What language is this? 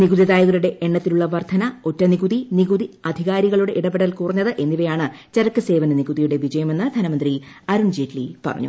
Malayalam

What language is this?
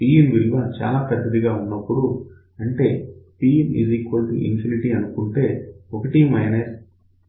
Telugu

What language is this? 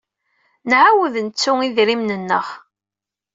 Kabyle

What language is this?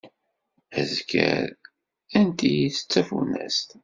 Kabyle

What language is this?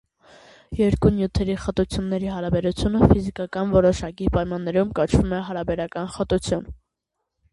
Armenian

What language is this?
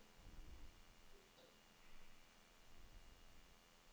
Danish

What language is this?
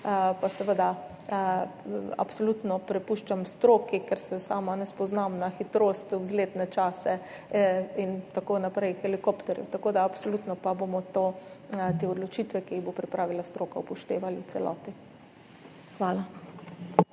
Slovenian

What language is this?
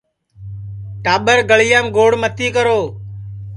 Sansi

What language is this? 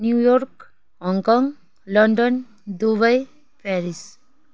Nepali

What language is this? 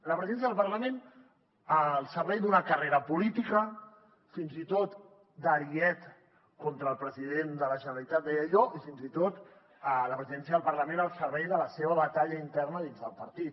Catalan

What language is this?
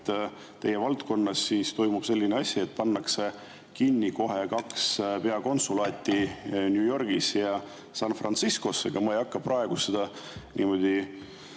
Estonian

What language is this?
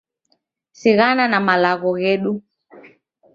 Taita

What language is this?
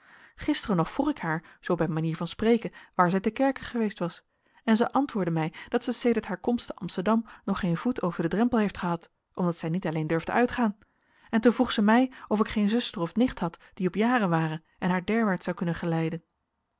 Dutch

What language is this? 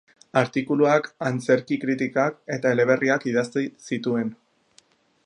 Basque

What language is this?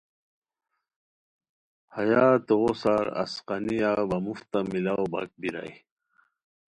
Khowar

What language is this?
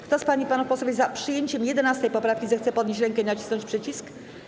Polish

